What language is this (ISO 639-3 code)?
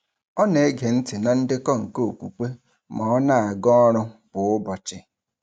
ibo